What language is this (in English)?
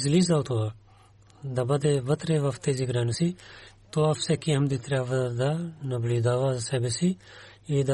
Bulgarian